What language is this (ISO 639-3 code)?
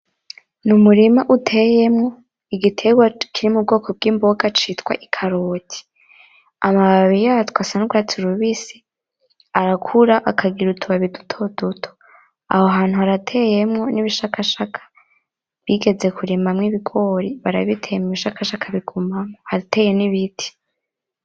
run